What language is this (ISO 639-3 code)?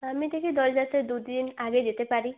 ben